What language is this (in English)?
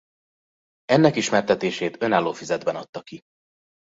Hungarian